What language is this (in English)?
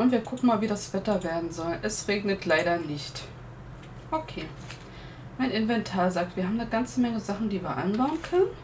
German